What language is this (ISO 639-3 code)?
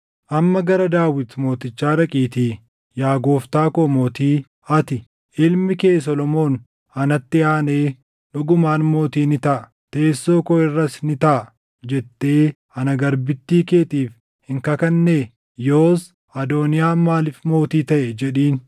orm